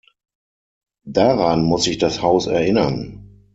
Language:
German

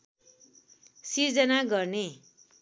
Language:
Nepali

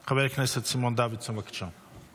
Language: Hebrew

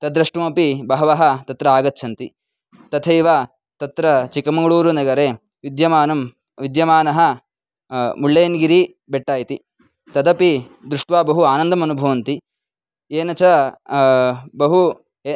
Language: Sanskrit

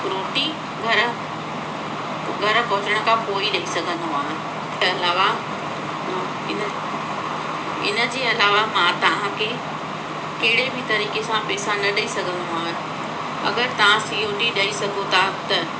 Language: Sindhi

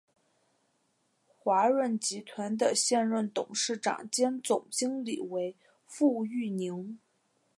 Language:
Chinese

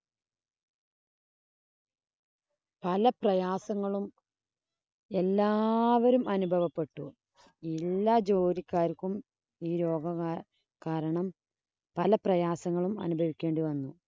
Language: Malayalam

